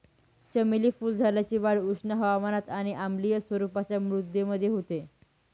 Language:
Marathi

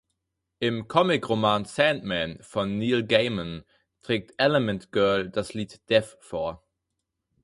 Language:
German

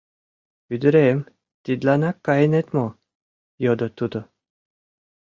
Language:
Mari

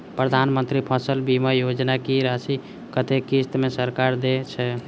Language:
Maithili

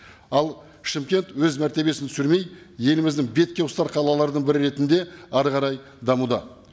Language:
Kazakh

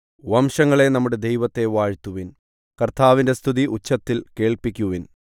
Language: Malayalam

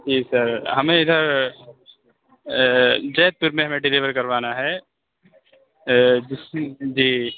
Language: Urdu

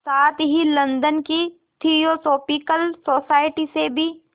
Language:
Hindi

